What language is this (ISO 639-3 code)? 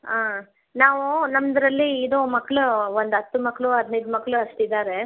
kan